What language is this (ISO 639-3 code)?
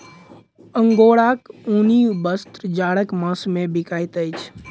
mai